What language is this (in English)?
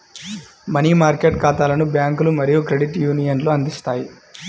Telugu